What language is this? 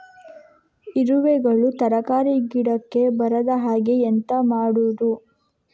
Kannada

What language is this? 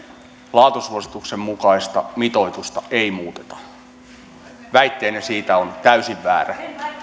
Finnish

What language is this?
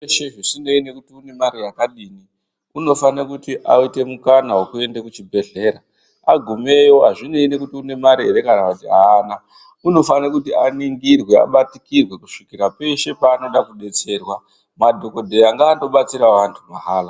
Ndau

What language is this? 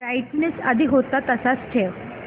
Marathi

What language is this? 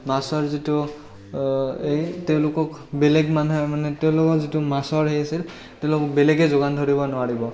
Assamese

